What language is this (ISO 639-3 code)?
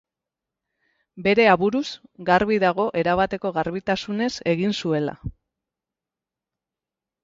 eus